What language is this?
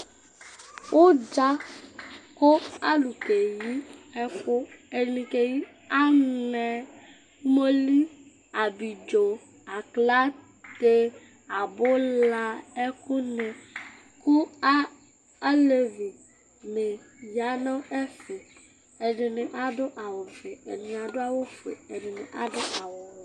Ikposo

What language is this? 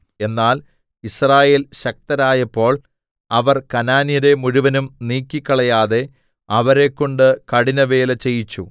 Malayalam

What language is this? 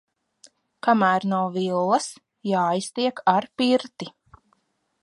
Latvian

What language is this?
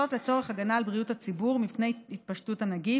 Hebrew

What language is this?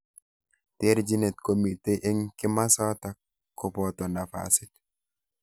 Kalenjin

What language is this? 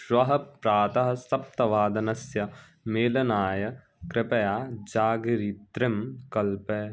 Sanskrit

